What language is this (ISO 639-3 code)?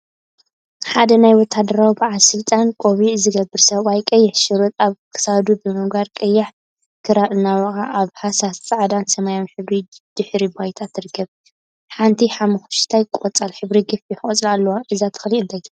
tir